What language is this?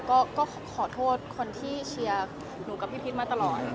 Thai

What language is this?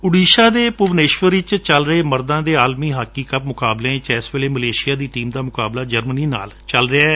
Punjabi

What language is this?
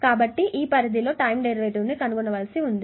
Telugu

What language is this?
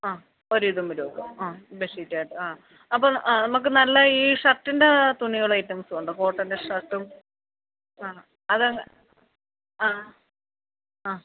Malayalam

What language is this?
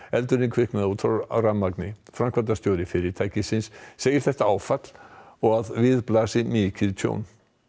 Icelandic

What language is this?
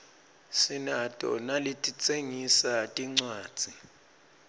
Swati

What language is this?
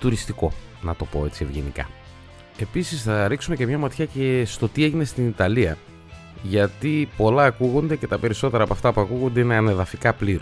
Greek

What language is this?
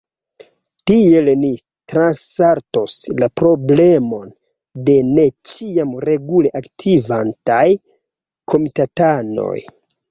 Esperanto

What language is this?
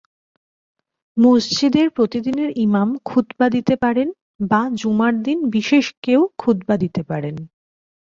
Bangla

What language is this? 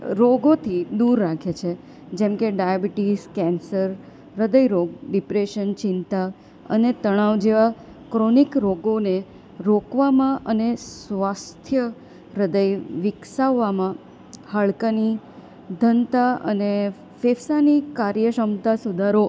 Gujarati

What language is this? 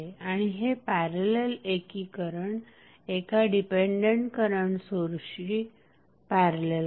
Marathi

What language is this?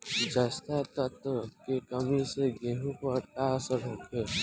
Bhojpuri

